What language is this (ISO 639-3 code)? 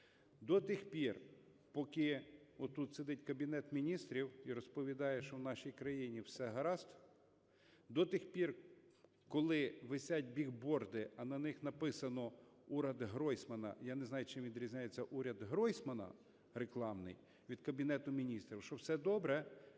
ukr